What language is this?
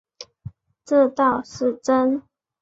Chinese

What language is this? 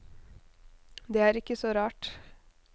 Norwegian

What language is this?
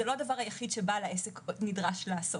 Hebrew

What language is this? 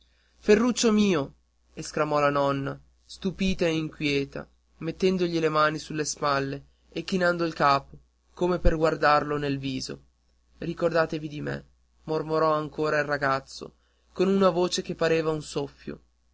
Italian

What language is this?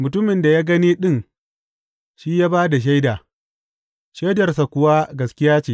Hausa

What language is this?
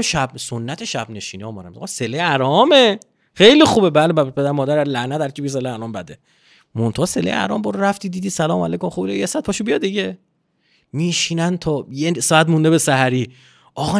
Persian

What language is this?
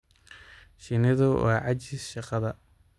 Somali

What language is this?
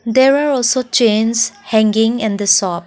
English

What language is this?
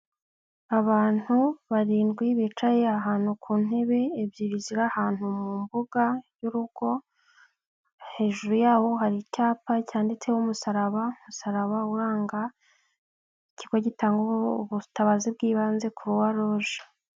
Kinyarwanda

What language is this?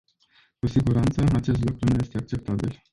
Romanian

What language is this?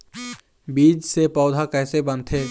Chhattisgarhi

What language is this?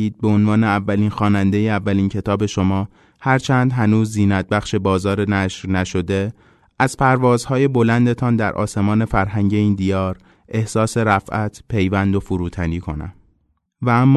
Persian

